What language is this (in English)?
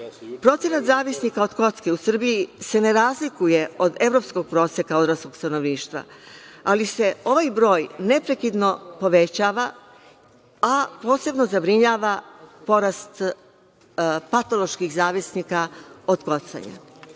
Serbian